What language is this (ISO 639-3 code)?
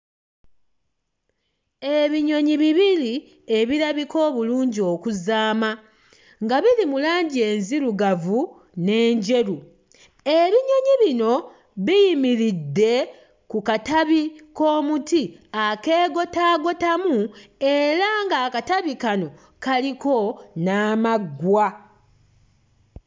lug